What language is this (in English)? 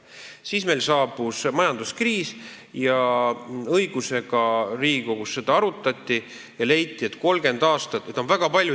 Estonian